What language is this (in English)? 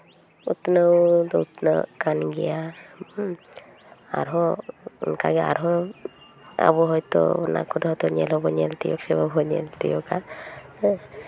Santali